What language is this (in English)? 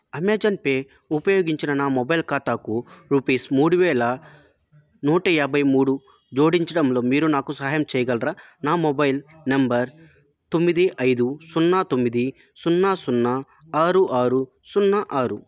Telugu